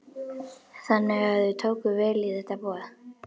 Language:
Icelandic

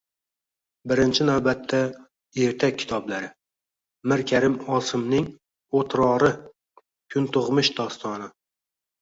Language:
Uzbek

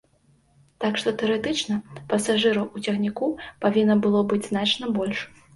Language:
Belarusian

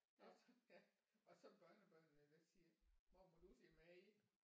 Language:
Danish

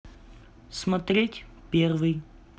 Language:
Russian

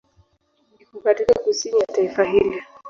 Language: Swahili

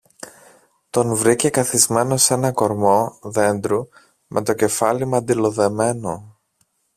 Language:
Greek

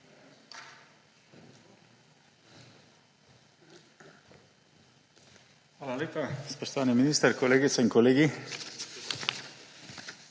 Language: Slovenian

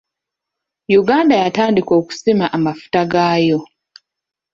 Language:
Ganda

